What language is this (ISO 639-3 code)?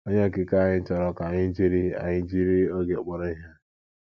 ibo